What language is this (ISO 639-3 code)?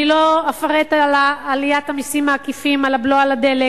heb